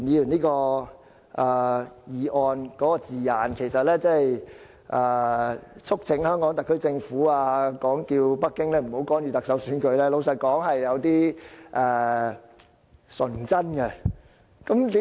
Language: Cantonese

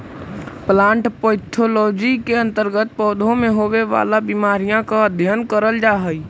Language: Magahi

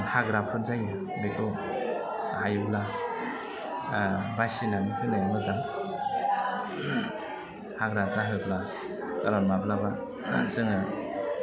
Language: Bodo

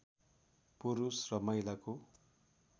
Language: Nepali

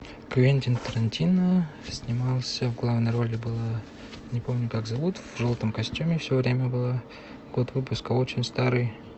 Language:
Russian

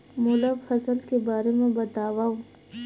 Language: Chhattisgarhi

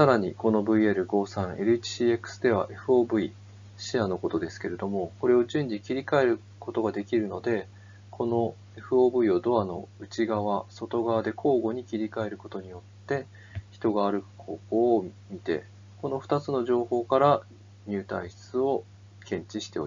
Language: Japanese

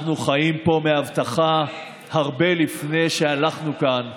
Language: Hebrew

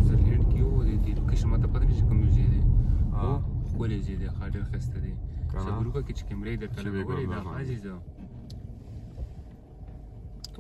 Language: Arabic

